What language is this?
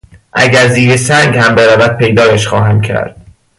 Persian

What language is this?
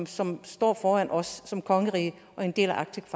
Danish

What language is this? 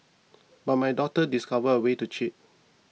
English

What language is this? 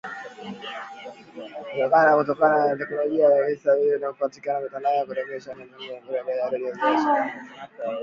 Swahili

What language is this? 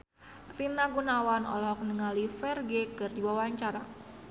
Sundanese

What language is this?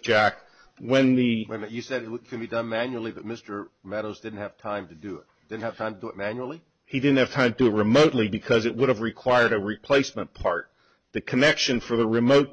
English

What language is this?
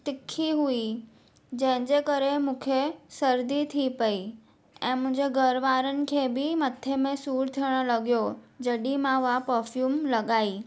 Sindhi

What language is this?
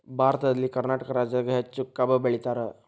Kannada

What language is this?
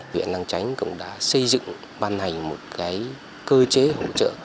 Vietnamese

